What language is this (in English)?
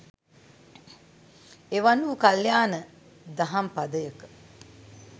Sinhala